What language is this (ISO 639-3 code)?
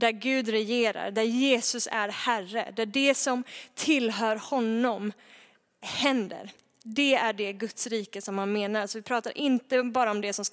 swe